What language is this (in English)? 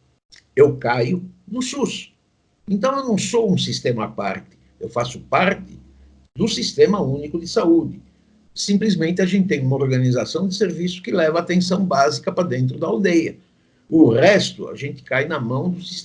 Portuguese